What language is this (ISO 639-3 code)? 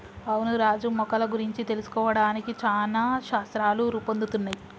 tel